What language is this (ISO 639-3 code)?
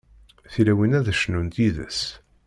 kab